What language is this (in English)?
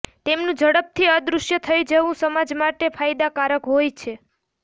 Gujarati